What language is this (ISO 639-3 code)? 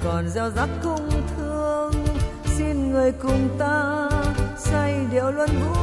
vie